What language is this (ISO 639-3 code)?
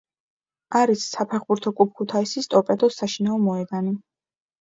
kat